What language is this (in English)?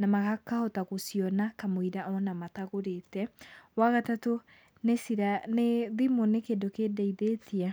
Kikuyu